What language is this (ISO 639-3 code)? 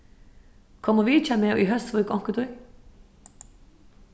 fao